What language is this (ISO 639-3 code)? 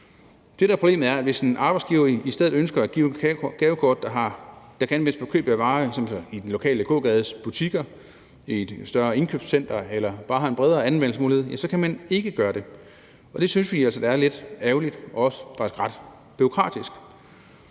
dan